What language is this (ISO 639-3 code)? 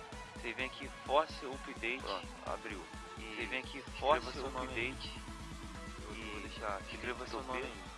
por